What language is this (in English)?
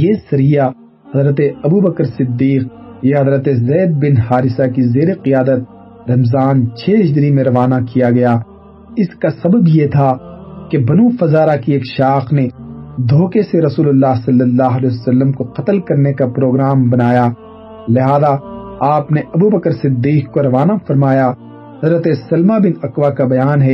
Urdu